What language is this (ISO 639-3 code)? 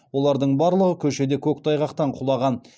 kaz